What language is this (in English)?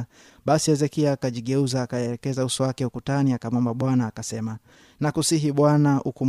Swahili